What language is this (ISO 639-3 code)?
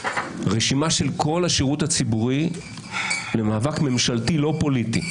heb